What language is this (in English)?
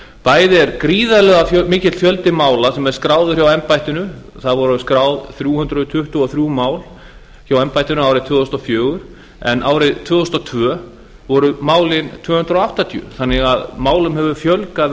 Icelandic